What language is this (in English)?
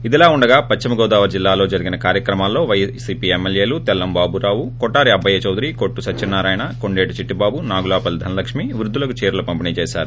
Telugu